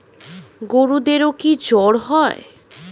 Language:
Bangla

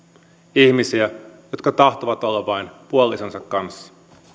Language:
Finnish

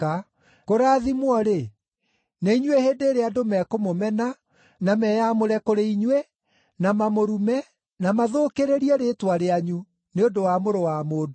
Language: Kikuyu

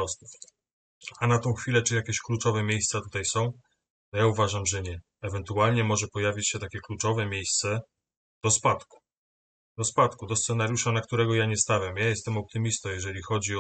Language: Polish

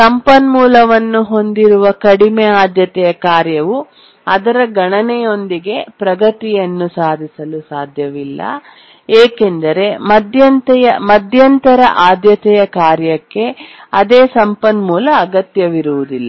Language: Kannada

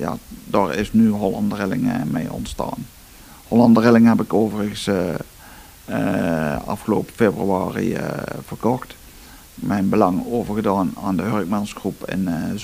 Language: Dutch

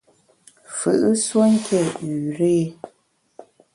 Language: Bamun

